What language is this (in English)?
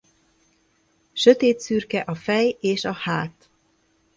Hungarian